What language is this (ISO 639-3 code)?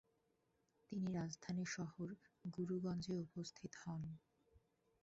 ben